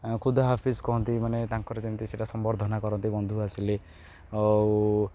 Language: Odia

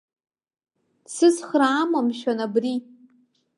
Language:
Abkhazian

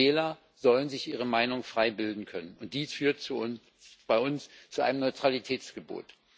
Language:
German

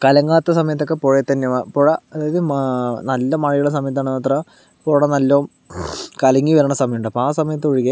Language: Malayalam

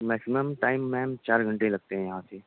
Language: Urdu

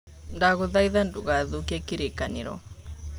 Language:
Kikuyu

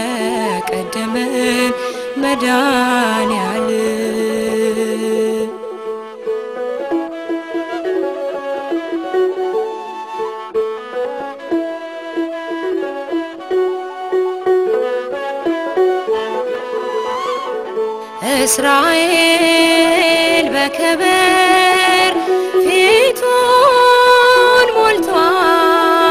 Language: Arabic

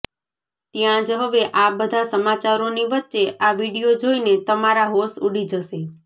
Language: Gujarati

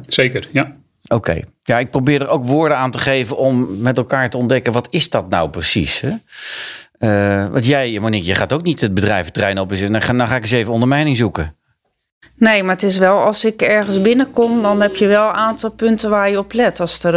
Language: Dutch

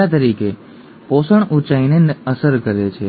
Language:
Gujarati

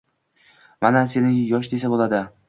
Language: Uzbek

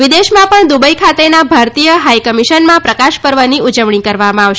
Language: Gujarati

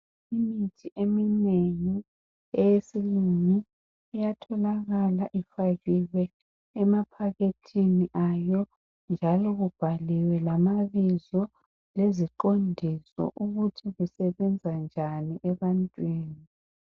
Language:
North Ndebele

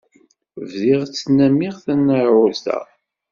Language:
Kabyle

